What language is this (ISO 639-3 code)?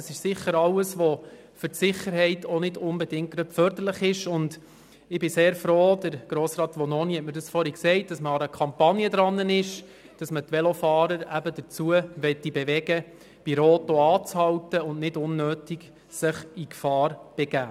gsw